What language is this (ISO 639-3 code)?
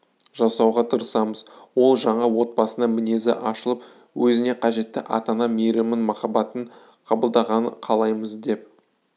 kaz